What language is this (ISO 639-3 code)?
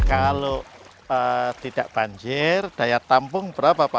ind